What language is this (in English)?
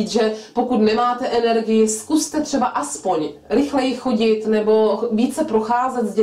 Czech